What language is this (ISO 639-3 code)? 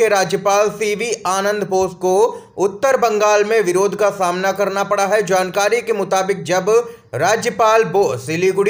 hin